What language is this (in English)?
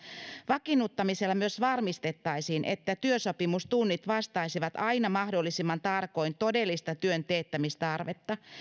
Finnish